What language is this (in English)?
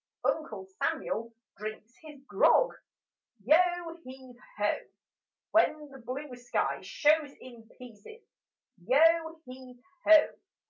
English